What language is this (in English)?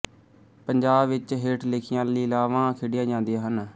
Punjabi